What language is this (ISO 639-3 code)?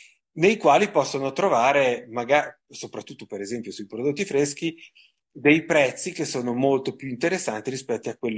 ita